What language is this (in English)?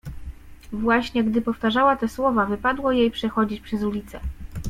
Polish